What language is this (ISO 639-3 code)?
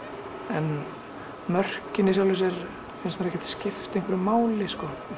isl